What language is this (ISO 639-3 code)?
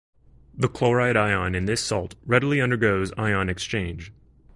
eng